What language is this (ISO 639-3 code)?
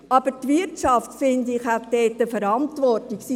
gsw